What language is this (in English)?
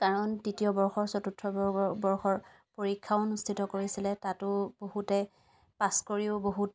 Assamese